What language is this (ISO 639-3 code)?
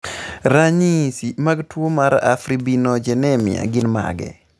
luo